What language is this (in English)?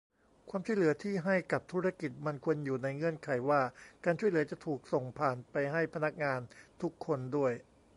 Thai